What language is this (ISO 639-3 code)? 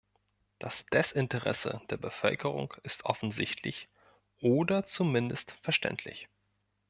deu